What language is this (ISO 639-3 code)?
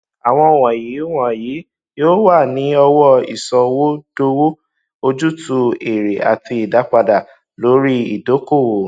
yor